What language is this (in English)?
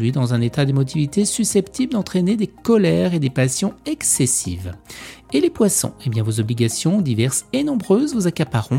French